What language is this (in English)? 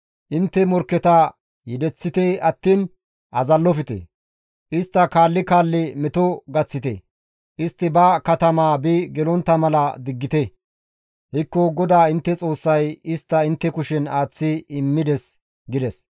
Gamo